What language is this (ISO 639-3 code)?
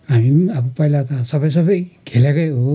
nep